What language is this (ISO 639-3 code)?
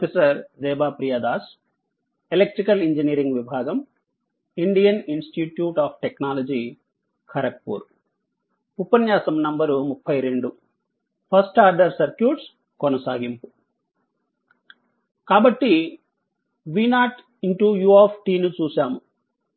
tel